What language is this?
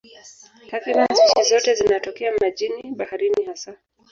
Swahili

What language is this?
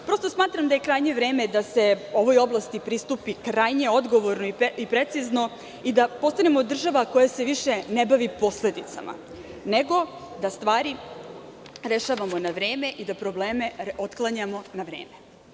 Serbian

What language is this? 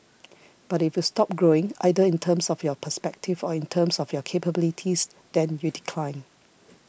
English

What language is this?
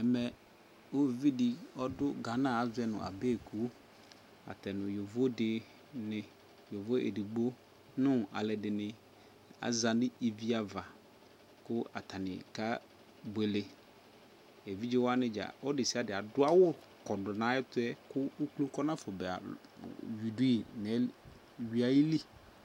Ikposo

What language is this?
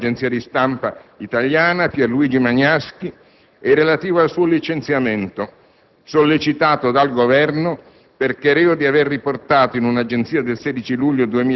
Italian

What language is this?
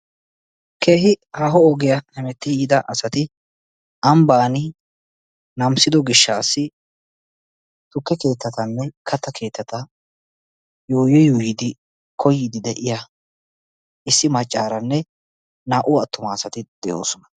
Wolaytta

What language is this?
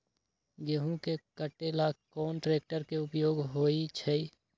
Magahi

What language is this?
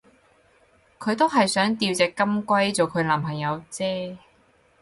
Cantonese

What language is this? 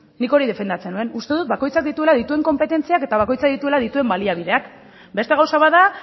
Basque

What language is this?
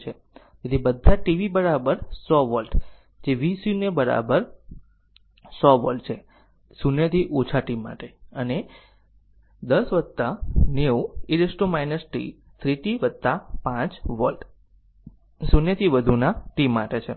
Gujarati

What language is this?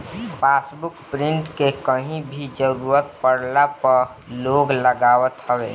Bhojpuri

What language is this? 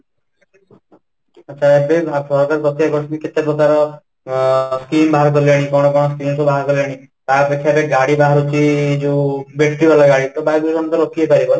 Odia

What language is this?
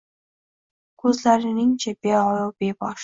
Uzbek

